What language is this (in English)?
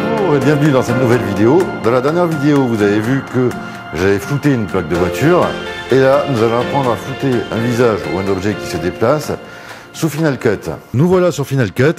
French